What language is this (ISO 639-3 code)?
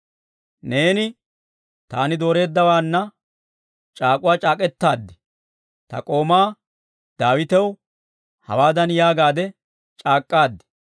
dwr